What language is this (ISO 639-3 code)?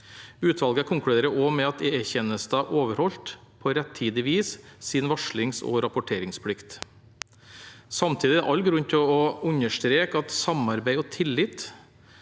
nor